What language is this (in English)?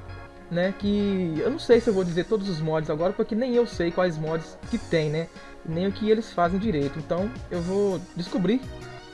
Portuguese